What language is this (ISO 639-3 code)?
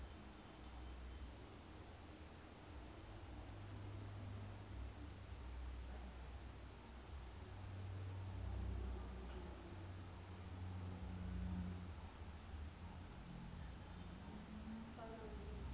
sot